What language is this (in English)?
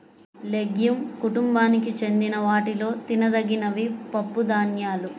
Telugu